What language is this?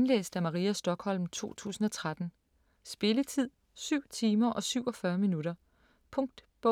Danish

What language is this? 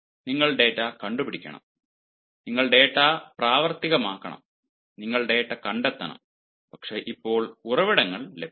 Malayalam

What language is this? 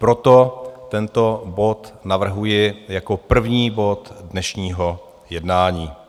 Czech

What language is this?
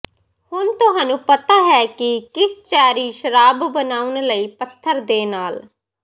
Punjabi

